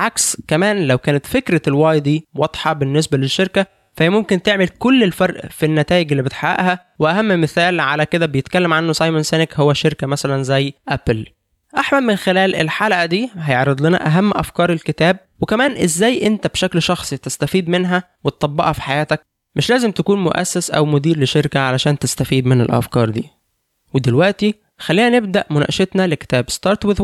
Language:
Arabic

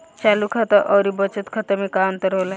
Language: Bhojpuri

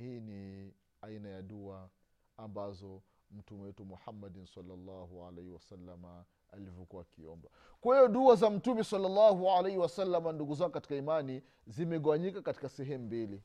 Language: Swahili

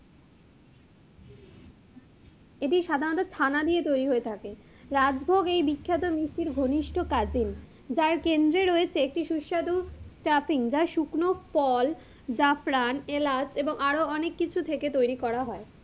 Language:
Bangla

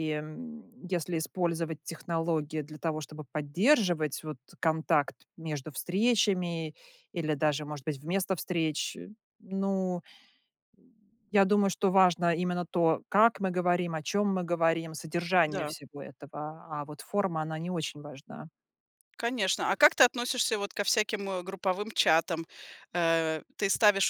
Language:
Russian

